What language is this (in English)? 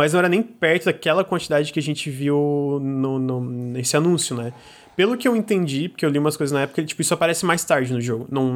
Portuguese